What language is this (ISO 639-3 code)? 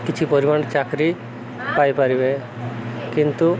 ori